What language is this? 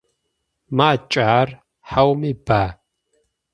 Adyghe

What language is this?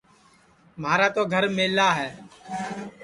Sansi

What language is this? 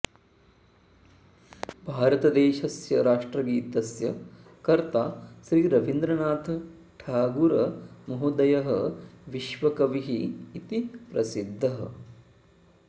Sanskrit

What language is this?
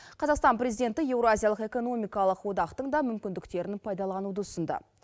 Kazakh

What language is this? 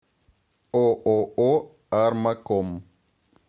Russian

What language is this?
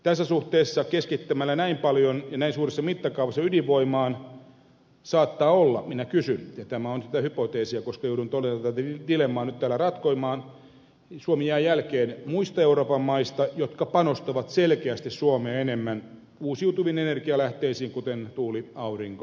Finnish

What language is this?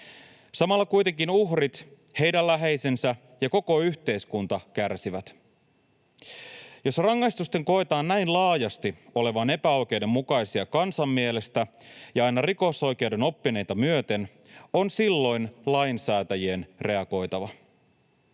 Finnish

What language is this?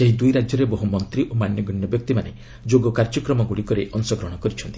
Odia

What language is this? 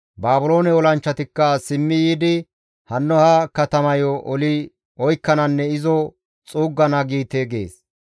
Gamo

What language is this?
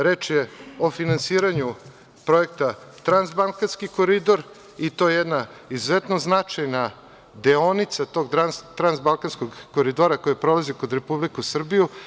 Serbian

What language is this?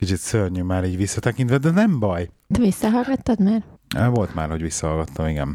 Hungarian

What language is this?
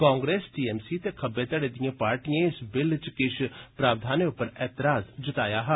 Dogri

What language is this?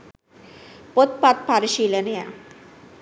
Sinhala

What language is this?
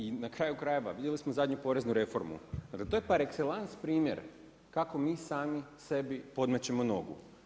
Croatian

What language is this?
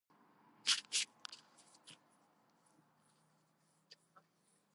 Georgian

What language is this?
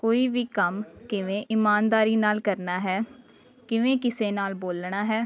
Punjabi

